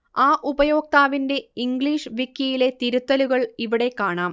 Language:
Malayalam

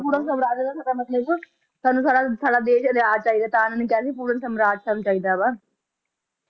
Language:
Punjabi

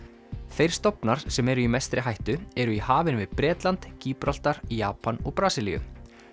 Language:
Icelandic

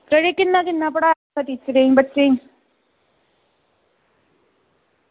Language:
Dogri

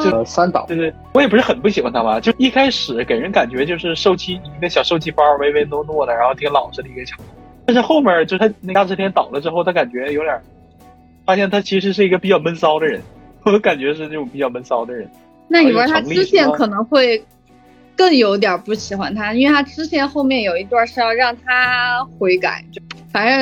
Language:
Chinese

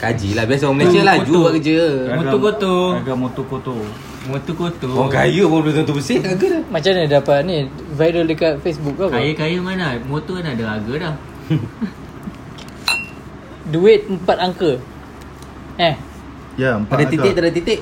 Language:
Malay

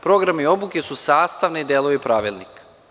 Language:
Serbian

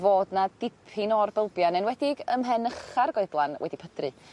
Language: Welsh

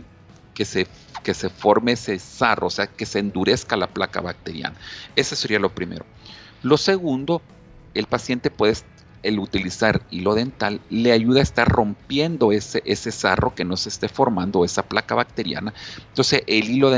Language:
Spanish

